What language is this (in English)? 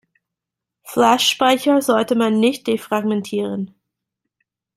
German